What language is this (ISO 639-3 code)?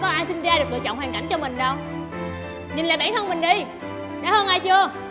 vie